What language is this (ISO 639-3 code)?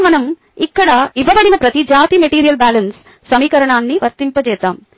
tel